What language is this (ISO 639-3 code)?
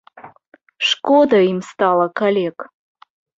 bel